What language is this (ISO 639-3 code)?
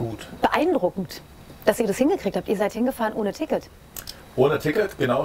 deu